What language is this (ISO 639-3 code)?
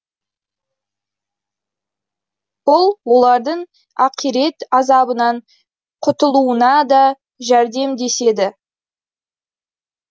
kaz